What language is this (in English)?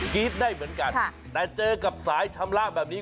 Thai